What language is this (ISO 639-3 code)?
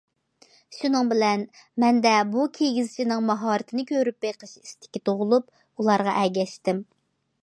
uig